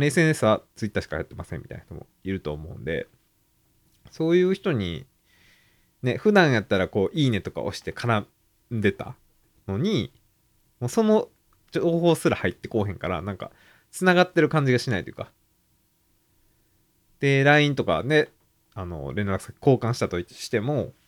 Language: Japanese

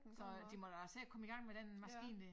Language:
Danish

